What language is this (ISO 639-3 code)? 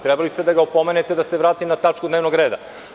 srp